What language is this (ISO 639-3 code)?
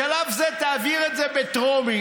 heb